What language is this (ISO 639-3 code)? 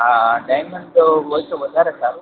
guj